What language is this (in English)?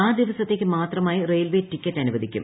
Malayalam